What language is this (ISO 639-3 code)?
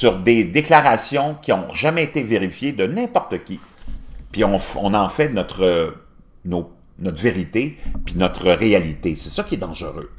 fra